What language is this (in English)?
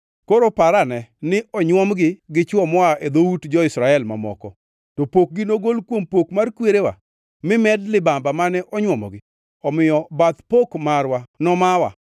Luo (Kenya and Tanzania)